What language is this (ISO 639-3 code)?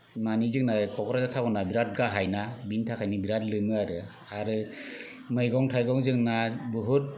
brx